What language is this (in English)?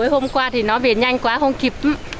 Vietnamese